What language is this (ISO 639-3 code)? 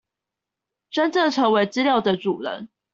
zho